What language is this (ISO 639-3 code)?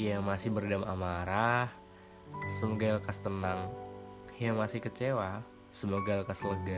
ind